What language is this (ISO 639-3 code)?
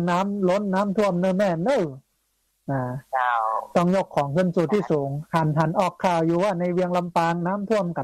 tha